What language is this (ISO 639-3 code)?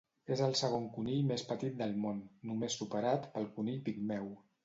cat